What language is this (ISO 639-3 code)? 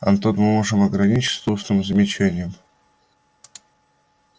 rus